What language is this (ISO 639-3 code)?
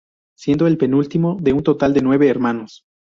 spa